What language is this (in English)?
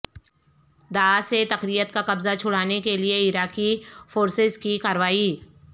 Urdu